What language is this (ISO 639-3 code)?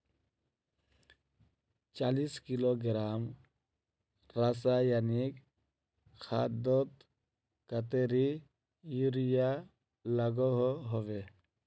mag